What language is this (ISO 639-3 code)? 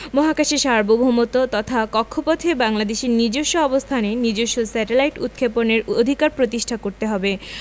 ben